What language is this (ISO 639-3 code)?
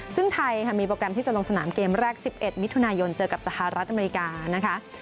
tha